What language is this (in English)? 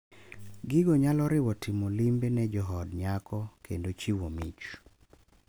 Luo (Kenya and Tanzania)